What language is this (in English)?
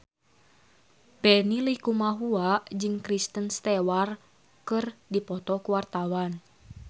Sundanese